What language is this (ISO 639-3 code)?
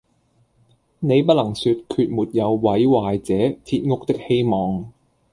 yue